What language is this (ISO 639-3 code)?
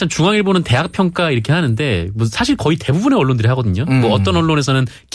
kor